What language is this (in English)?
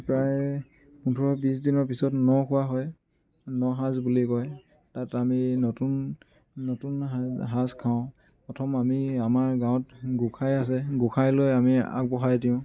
Assamese